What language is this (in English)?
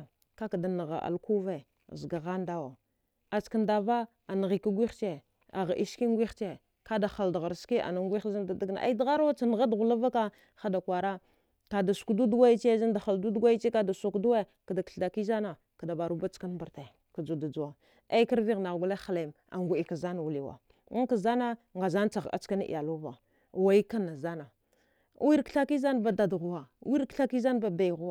Dghwede